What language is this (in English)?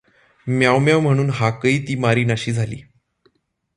Marathi